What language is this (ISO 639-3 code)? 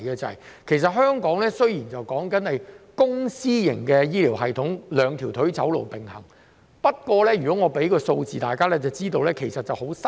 yue